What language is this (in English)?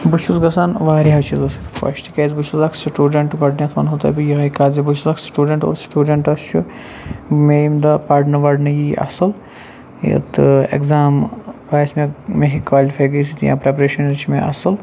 Kashmiri